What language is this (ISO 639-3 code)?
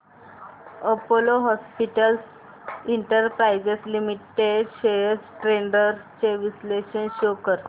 mar